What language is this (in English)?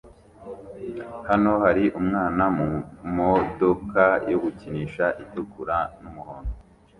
Kinyarwanda